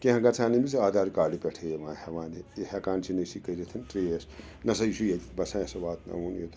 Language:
Kashmiri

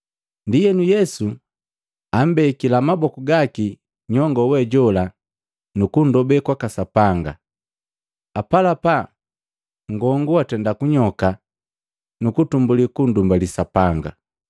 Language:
Matengo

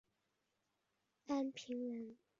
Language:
Chinese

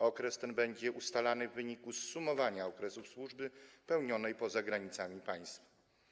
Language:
Polish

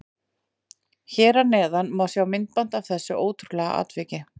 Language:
Icelandic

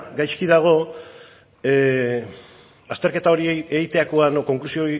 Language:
Basque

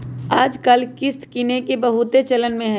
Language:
Magahi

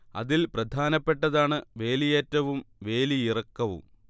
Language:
Malayalam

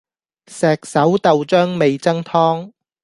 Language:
Cantonese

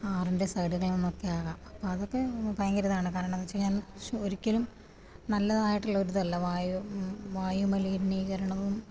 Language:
Malayalam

